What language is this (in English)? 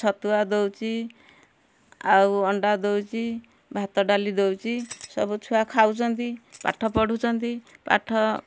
Odia